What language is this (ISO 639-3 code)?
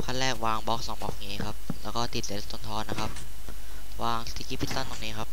tha